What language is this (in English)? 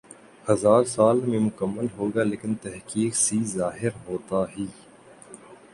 Urdu